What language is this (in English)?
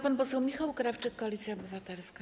Polish